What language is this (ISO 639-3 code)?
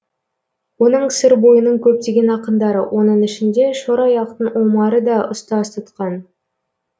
kaz